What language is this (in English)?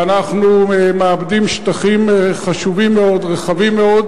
Hebrew